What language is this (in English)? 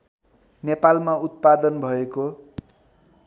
Nepali